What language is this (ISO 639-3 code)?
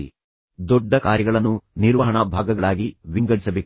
kan